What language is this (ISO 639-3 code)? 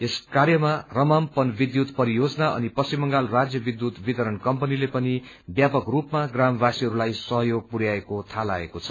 nep